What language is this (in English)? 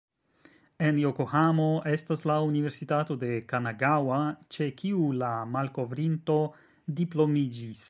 Esperanto